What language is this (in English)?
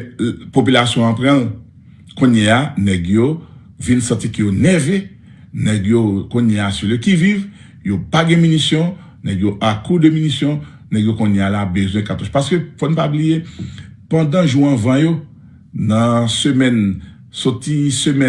French